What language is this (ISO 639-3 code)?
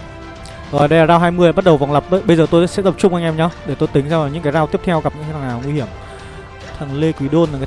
vie